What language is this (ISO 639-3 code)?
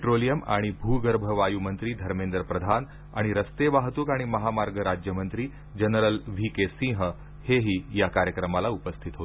mar